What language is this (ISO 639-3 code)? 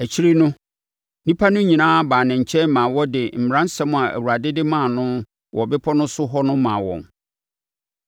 aka